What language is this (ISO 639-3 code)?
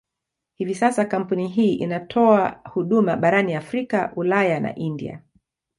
swa